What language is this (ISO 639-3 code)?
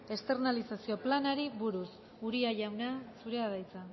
eus